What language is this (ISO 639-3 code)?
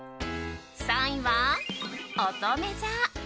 jpn